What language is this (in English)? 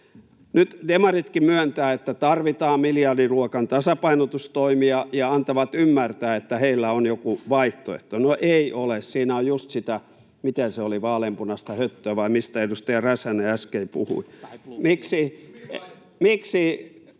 Finnish